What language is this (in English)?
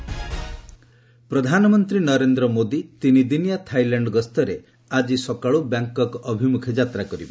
Odia